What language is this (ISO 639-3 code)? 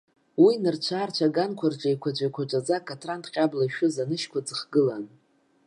abk